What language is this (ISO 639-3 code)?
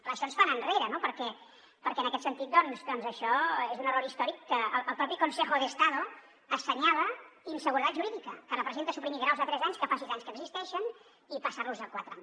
cat